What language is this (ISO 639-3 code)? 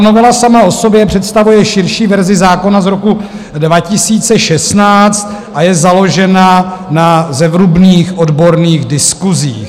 ces